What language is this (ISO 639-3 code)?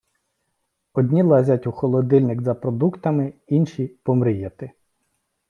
ukr